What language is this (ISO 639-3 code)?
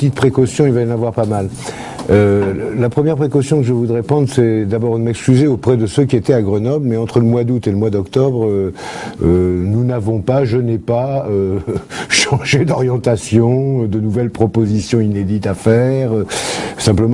fra